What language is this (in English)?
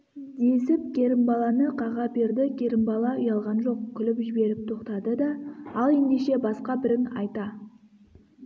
Kazakh